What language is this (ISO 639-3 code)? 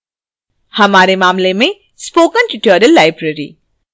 hin